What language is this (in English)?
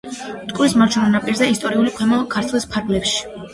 Georgian